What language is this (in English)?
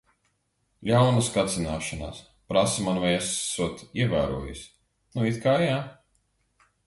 Latvian